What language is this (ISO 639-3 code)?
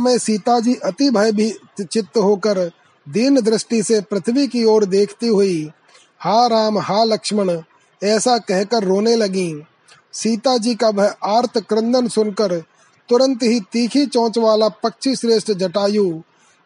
hin